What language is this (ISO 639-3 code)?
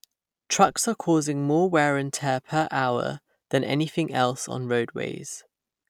eng